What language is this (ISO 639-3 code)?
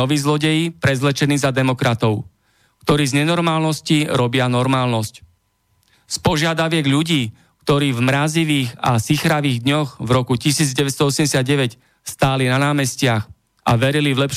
slk